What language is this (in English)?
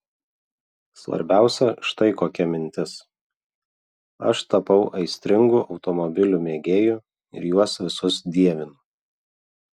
Lithuanian